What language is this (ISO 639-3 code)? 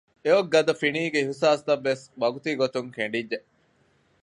div